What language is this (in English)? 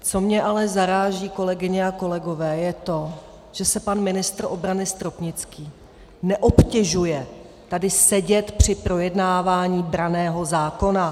Czech